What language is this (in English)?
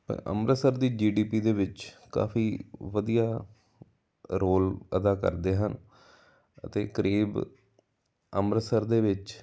Punjabi